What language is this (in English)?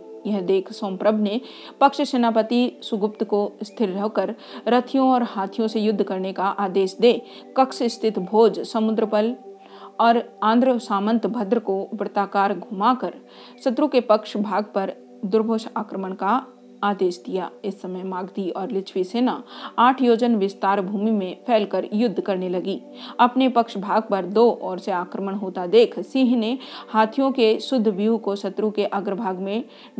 Hindi